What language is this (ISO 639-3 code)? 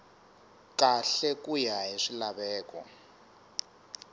tso